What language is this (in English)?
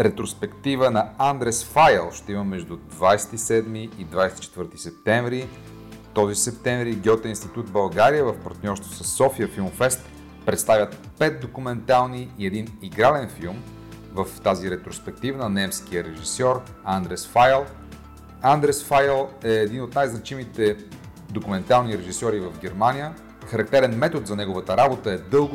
Bulgarian